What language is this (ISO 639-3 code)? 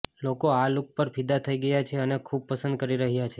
guj